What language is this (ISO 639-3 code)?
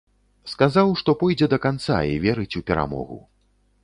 bel